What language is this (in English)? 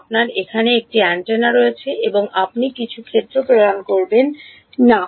Bangla